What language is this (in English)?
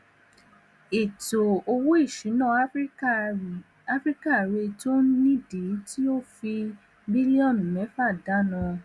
Yoruba